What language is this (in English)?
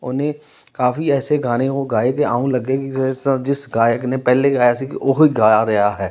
Punjabi